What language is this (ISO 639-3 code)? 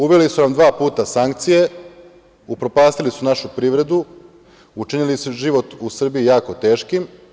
srp